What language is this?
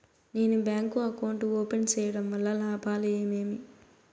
Telugu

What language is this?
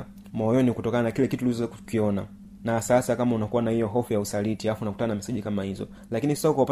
Swahili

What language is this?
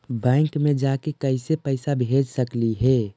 Magahi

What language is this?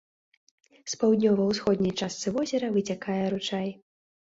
Belarusian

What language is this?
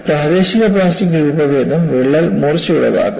Malayalam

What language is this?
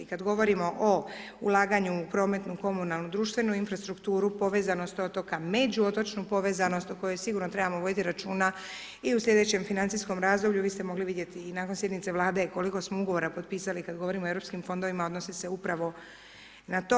Croatian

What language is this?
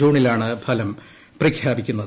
Malayalam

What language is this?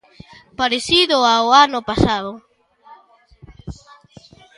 Galician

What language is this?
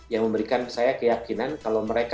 Indonesian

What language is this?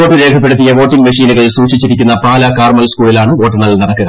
Malayalam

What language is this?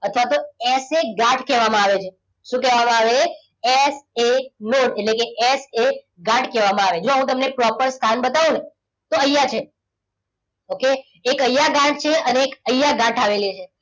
Gujarati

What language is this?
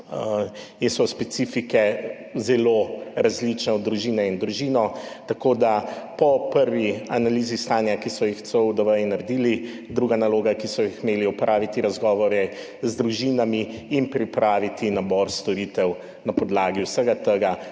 Slovenian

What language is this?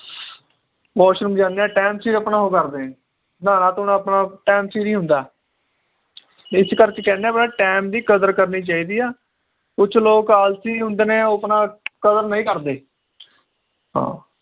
Punjabi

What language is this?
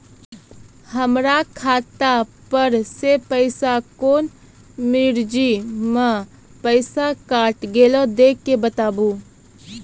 Maithili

